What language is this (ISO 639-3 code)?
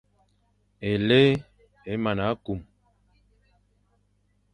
fan